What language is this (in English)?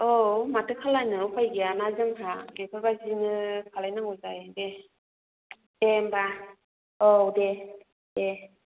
Bodo